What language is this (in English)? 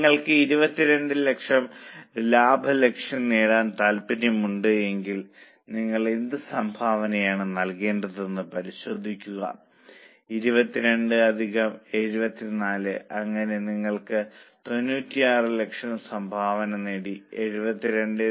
Malayalam